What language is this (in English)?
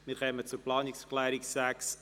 Swiss German